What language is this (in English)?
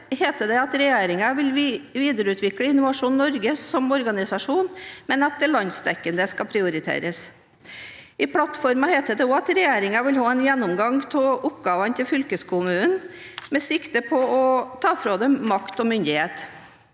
Norwegian